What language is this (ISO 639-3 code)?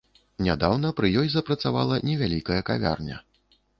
bel